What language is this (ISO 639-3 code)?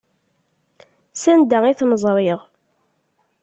kab